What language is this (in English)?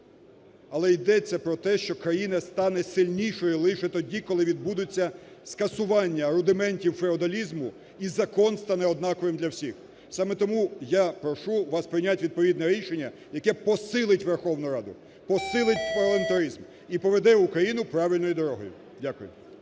Ukrainian